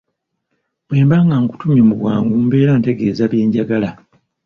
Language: Ganda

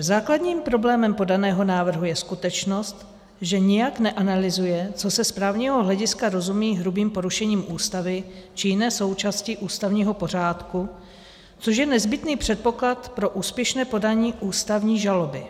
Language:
Czech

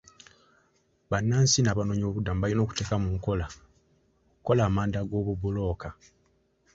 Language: Ganda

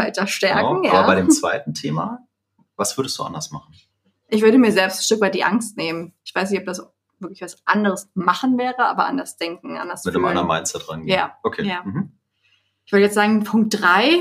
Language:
German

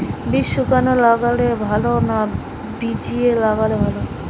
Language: Bangla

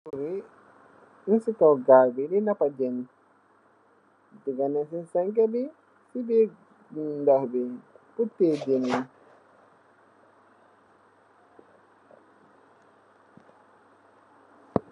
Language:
Wolof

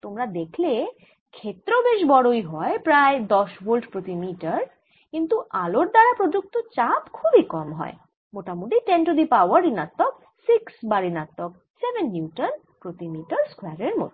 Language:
Bangla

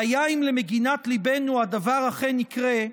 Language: Hebrew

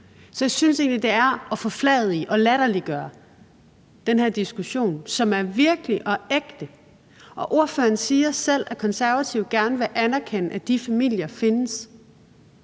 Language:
Danish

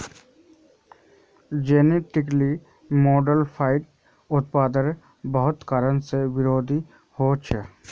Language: Magahi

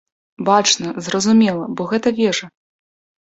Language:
Belarusian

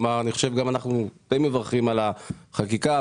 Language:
Hebrew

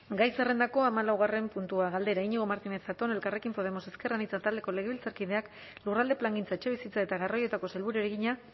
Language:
Basque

